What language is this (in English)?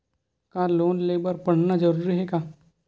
Chhattisgarhi